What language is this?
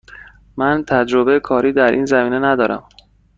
Persian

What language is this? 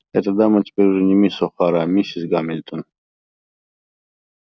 Russian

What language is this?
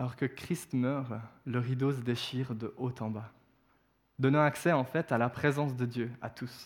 French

